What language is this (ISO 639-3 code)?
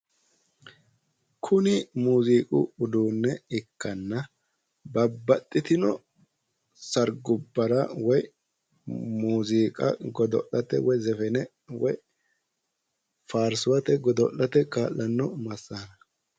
sid